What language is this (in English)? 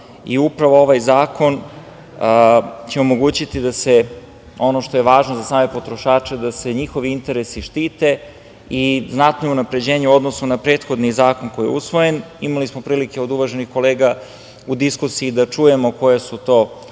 Serbian